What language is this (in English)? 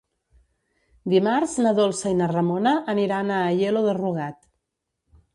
Catalan